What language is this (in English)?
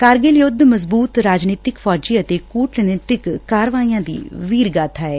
Punjabi